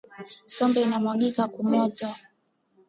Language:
Swahili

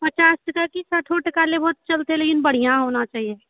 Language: Maithili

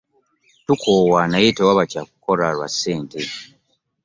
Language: Ganda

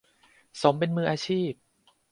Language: Thai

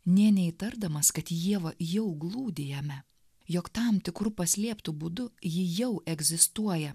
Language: Lithuanian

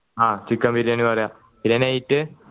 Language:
Malayalam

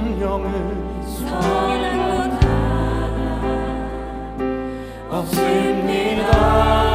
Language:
Korean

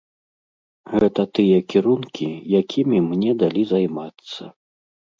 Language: Belarusian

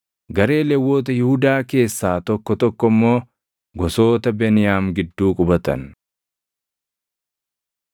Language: Oromo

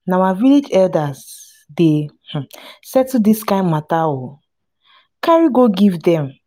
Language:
Nigerian Pidgin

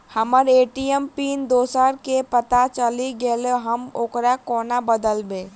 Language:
Maithili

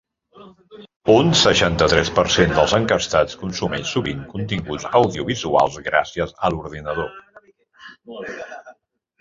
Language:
Catalan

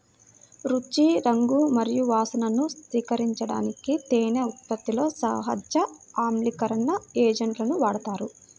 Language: Telugu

